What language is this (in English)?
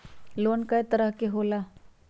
Magahi